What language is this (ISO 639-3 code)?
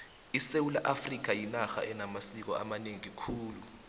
nbl